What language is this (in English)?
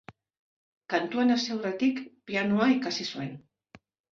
Basque